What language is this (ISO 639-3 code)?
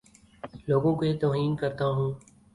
urd